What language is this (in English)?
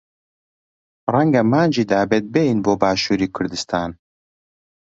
Central Kurdish